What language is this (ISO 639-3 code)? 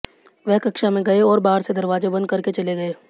hin